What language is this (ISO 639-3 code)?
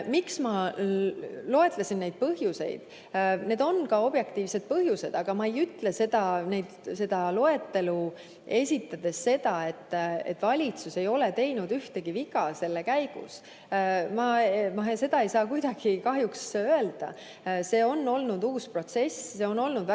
est